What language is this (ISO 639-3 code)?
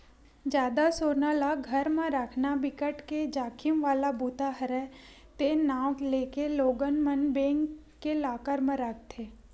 hne